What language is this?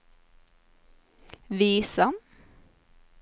Swedish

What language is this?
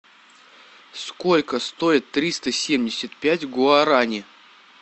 Russian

